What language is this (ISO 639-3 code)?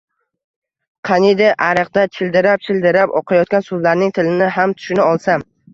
uzb